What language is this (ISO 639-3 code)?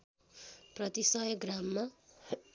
nep